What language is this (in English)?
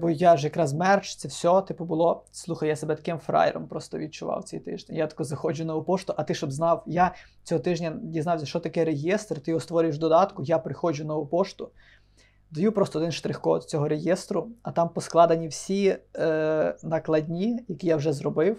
Ukrainian